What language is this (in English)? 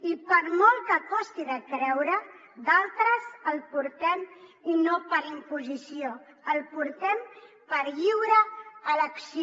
Catalan